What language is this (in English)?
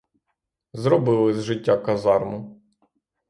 Ukrainian